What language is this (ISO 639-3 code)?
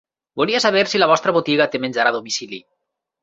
cat